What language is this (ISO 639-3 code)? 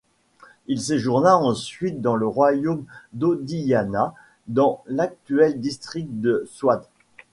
fra